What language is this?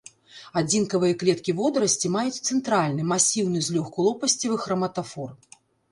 Belarusian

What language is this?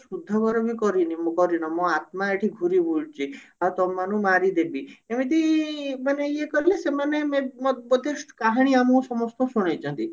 Odia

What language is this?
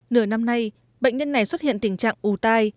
Vietnamese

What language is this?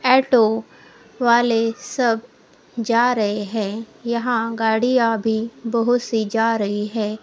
Hindi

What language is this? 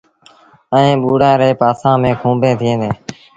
Sindhi Bhil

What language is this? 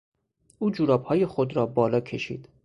Persian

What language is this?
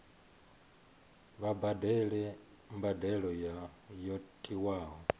Venda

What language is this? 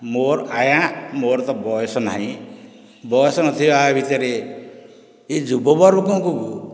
Odia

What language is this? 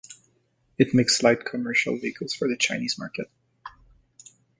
English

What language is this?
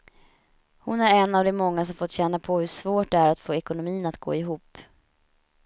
Swedish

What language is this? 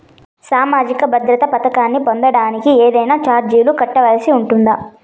Telugu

